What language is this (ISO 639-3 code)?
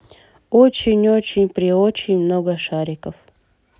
rus